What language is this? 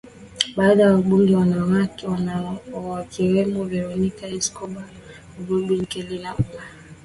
Swahili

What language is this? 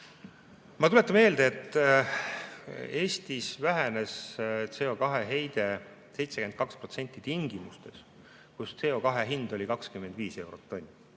Estonian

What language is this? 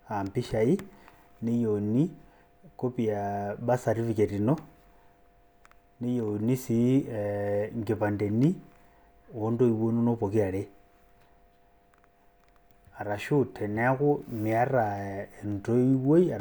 Masai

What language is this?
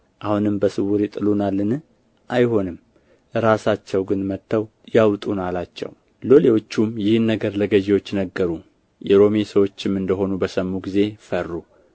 Amharic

